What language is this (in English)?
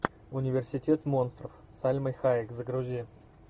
Russian